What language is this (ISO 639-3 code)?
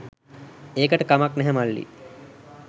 sin